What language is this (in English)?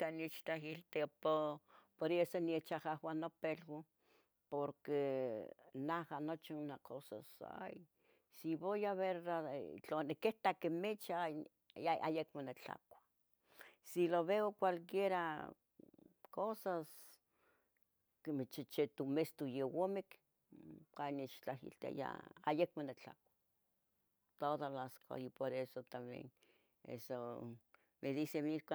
Tetelcingo Nahuatl